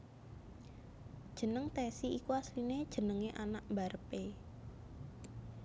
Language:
Javanese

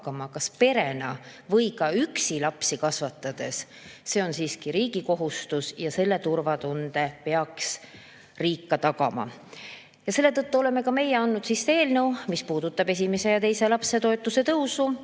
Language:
Estonian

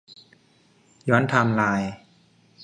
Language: Thai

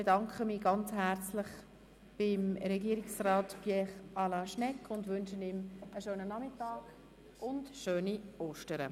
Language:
Swiss German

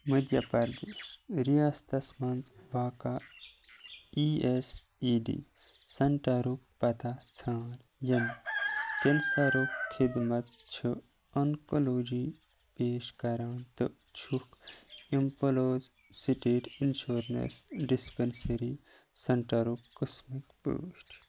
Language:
Kashmiri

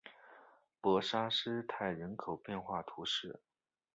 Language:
Chinese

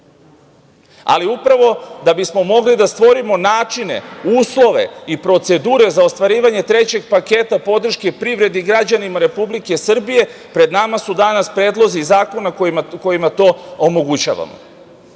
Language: Serbian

